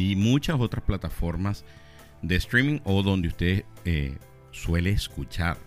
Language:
Spanish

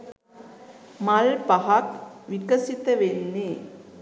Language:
Sinhala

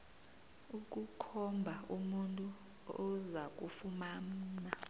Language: South Ndebele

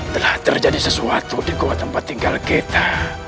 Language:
Indonesian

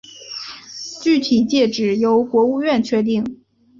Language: Chinese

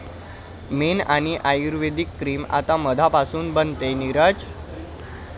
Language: Marathi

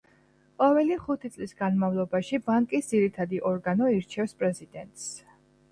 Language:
Georgian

